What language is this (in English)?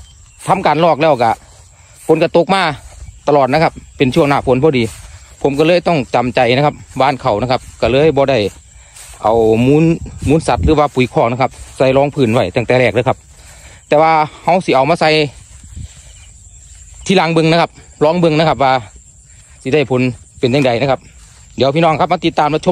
Thai